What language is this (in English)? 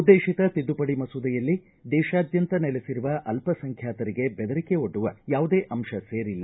Kannada